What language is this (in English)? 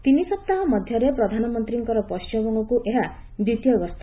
Odia